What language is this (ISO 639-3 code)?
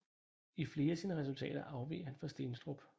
dan